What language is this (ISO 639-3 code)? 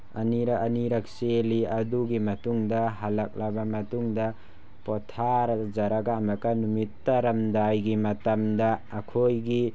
mni